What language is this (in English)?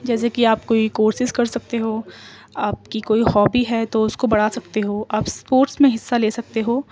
Urdu